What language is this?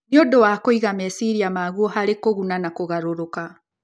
Kikuyu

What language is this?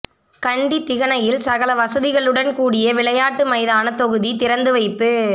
Tamil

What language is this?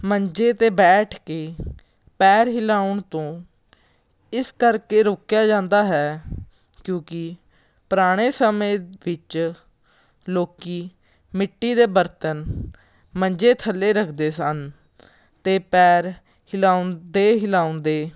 Punjabi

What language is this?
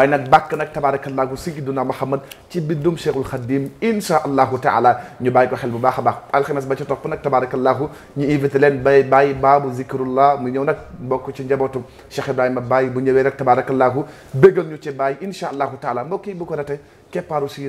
Arabic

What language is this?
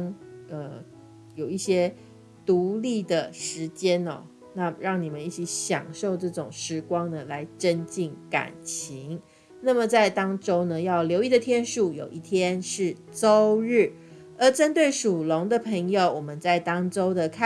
Chinese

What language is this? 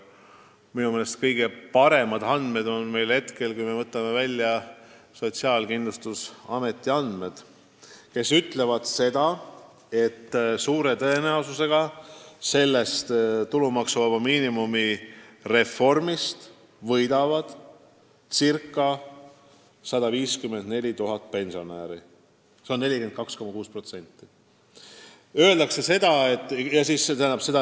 Estonian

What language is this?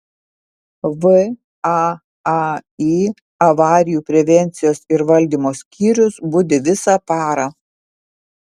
Lithuanian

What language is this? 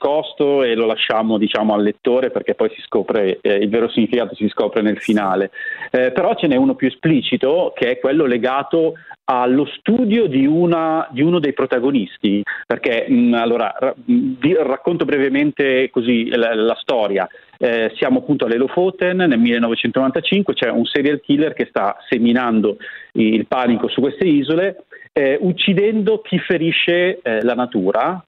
Italian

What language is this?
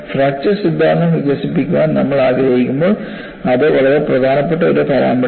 Malayalam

